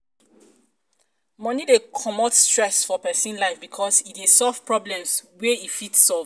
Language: Nigerian Pidgin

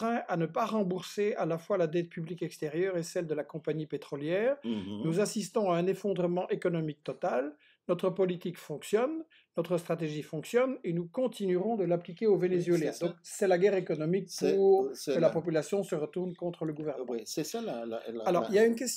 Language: French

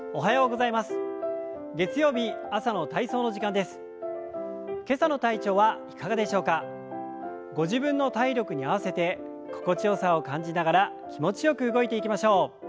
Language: Japanese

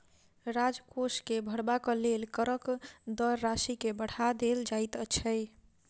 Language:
Maithili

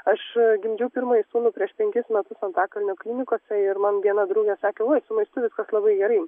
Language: Lithuanian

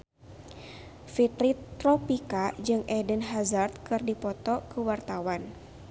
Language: Sundanese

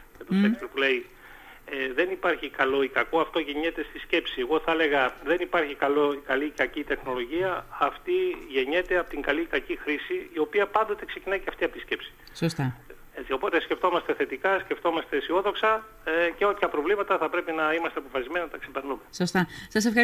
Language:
Greek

